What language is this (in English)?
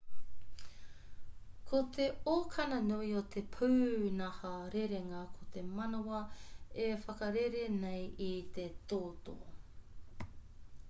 Māori